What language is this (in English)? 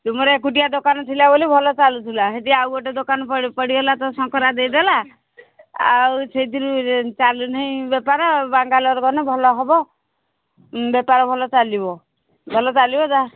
Odia